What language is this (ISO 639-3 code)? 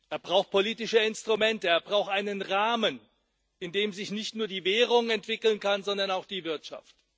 deu